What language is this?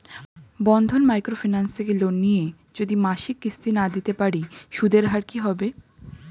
Bangla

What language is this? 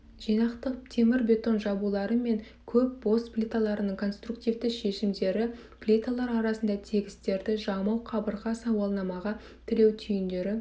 Kazakh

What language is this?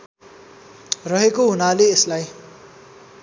Nepali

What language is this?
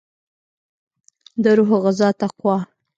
Pashto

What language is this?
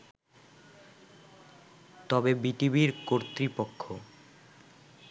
Bangla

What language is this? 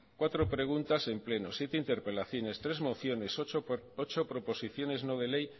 Spanish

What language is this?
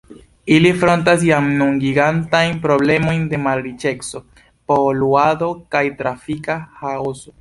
Esperanto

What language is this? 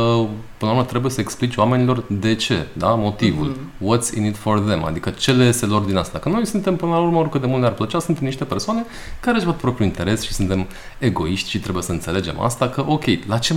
Romanian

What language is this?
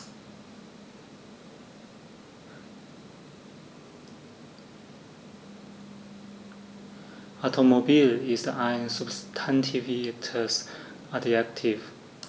German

